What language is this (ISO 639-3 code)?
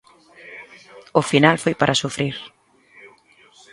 glg